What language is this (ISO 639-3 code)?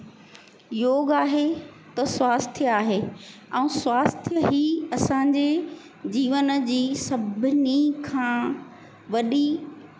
snd